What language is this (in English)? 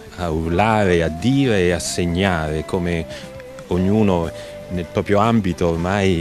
Italian